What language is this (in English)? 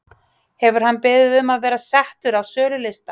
Icelandic